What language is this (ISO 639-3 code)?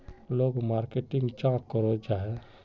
mag